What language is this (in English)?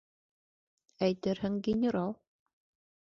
Bashkir